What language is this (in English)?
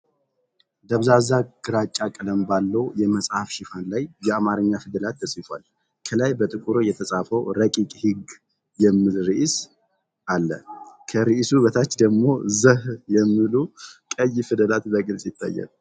Amharic